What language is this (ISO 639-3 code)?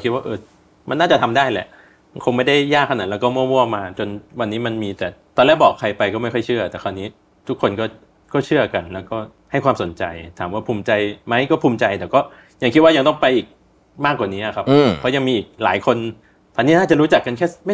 tha